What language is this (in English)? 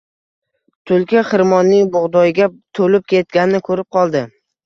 Uzbek